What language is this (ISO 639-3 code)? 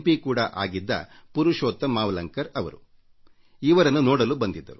kan